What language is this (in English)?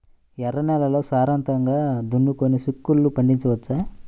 Telugu